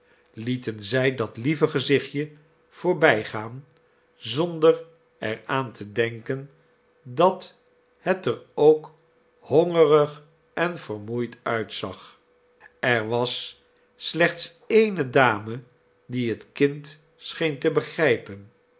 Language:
Dutch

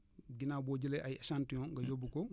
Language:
Wolof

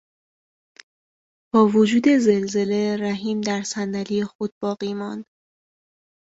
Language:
Persian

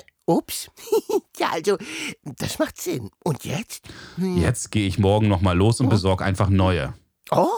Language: German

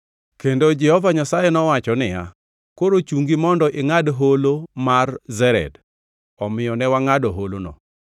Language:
Luo (Kenya and Tanzania)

